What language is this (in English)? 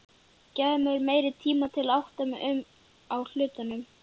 Icelandic